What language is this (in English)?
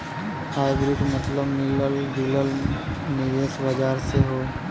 Bhojpuri